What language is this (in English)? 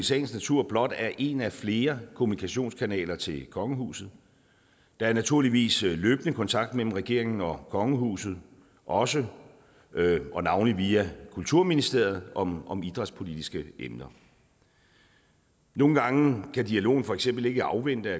Danish